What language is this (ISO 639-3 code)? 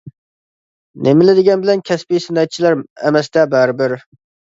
uig